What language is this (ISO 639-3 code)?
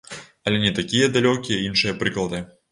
bel